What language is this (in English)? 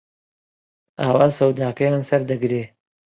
Central Kurdish